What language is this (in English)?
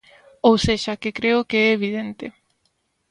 Galician